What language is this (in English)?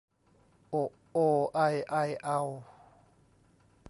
Thai